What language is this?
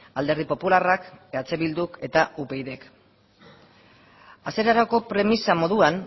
Basque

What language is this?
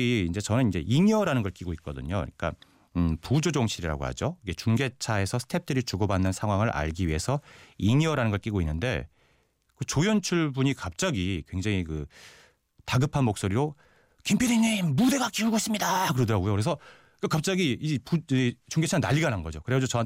Korean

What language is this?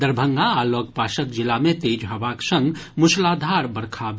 Maithili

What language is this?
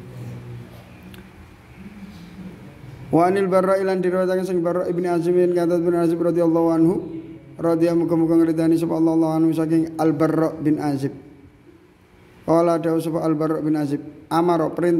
Indonesian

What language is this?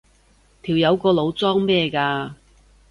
Cantonese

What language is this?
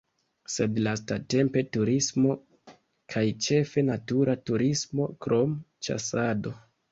Esperanto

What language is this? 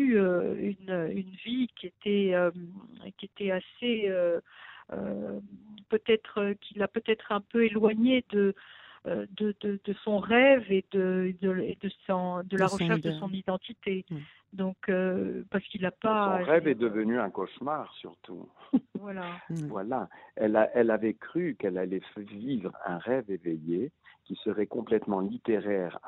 French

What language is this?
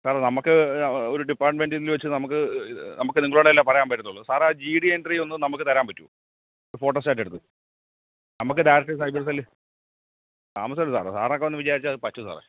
Malayalam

